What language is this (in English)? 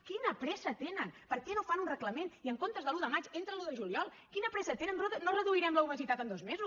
Catalan